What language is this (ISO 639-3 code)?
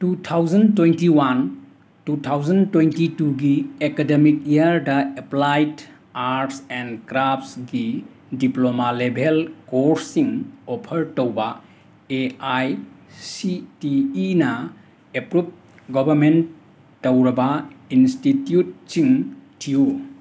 mni